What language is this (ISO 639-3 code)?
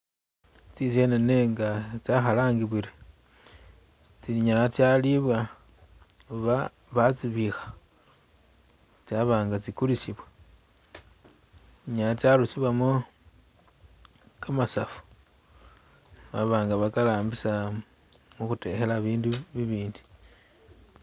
myx